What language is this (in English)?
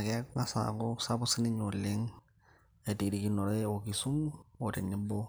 Masai